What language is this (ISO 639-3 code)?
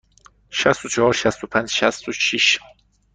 fas